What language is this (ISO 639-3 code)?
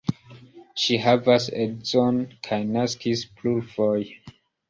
epo